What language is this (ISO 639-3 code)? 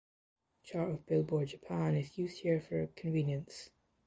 eng